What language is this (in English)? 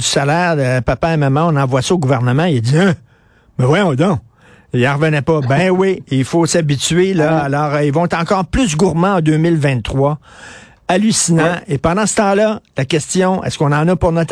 French